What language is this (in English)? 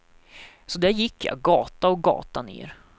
Swedish